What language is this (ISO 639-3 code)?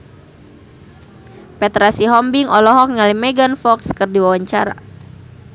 sun